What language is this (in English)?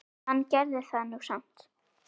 Icelandic